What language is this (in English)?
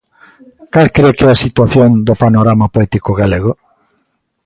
Galician